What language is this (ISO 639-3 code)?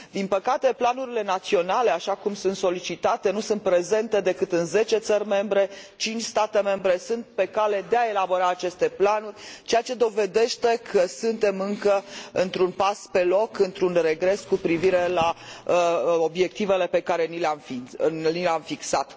ron